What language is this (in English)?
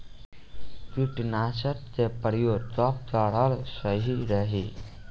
Bhojpuri